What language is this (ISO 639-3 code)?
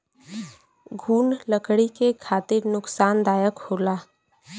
bho